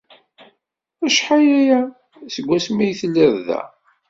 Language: Kabyle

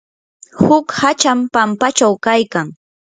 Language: Yanahuanca Pasco Quechua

